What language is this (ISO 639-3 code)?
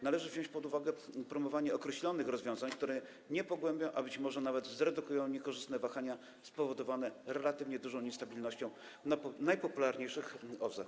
pol